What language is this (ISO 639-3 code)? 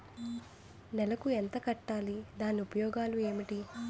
tel